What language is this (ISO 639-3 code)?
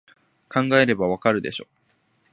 jpn